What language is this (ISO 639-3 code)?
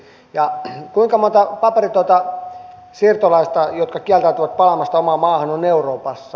fin